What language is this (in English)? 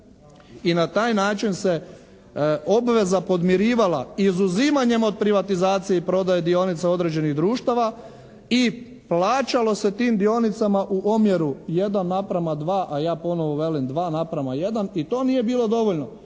Croatian